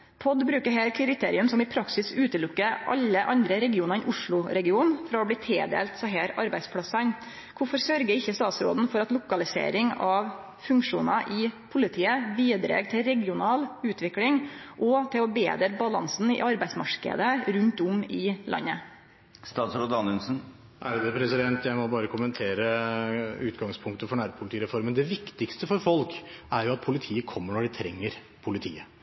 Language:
Norwegian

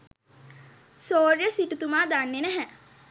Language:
Sinhala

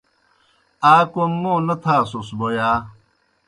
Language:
Kohistani Shina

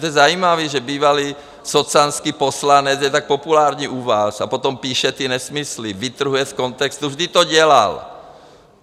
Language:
Czech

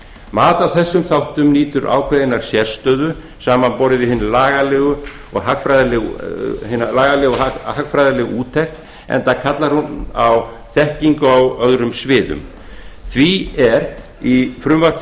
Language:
Icelandic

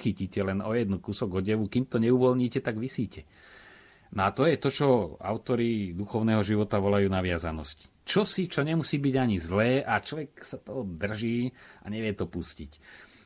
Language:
Slovak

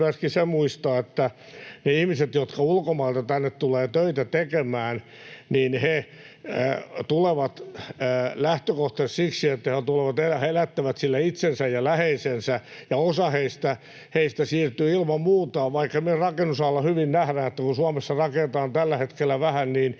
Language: Finnish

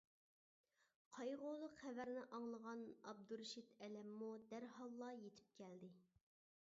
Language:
Uyghur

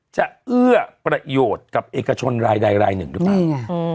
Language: Thai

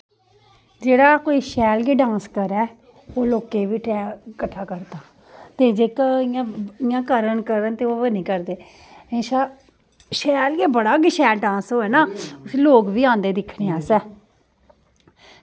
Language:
Dogri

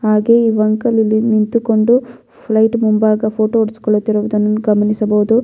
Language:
Kannada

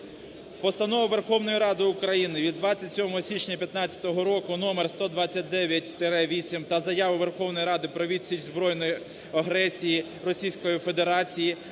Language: Ukrainian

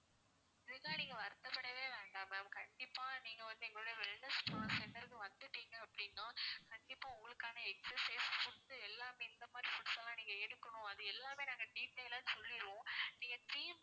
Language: Tamil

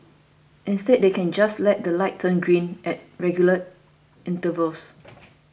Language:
English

